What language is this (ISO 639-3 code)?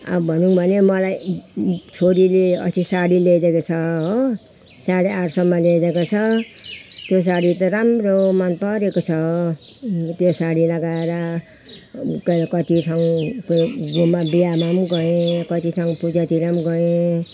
nep